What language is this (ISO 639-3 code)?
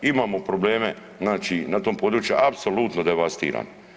hrv